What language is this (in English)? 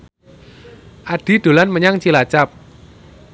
Javanese